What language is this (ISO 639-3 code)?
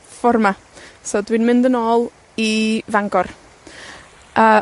cym